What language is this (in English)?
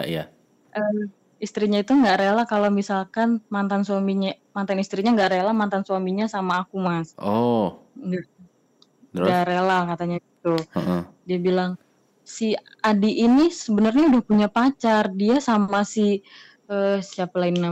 Indonesian